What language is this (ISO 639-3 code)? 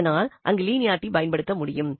tam